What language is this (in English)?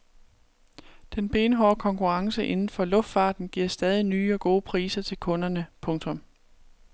Danish